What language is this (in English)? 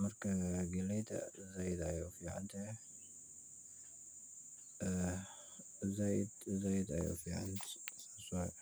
Somali